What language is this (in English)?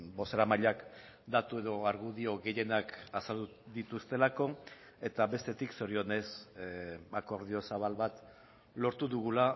Basque